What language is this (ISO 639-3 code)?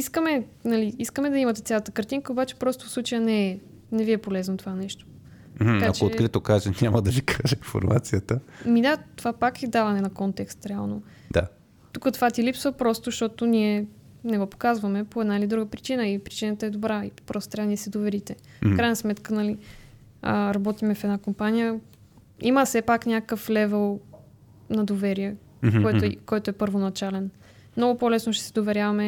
bul